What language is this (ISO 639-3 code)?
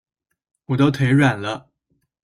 zho